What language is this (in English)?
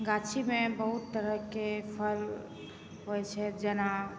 Maithili